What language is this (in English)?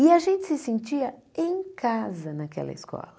Portuguese